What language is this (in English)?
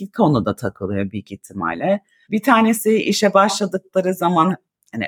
Turkish